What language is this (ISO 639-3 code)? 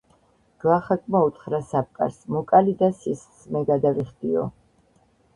kat